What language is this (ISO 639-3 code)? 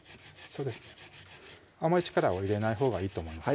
jpn